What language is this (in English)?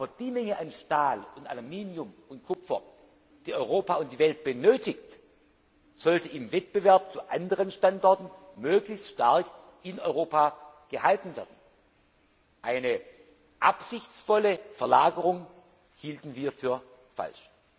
German